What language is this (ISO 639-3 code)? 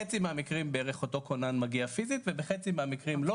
heb